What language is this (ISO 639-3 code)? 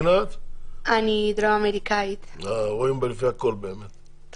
heb